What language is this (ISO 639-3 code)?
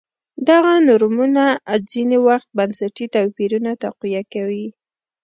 pus